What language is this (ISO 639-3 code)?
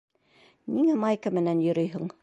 bak